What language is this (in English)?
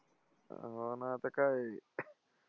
Marathi